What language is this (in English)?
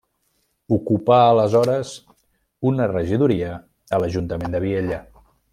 Catalan